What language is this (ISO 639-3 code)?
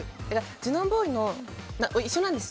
jpn